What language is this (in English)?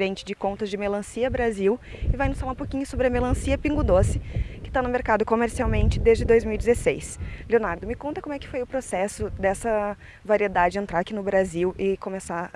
Portuguese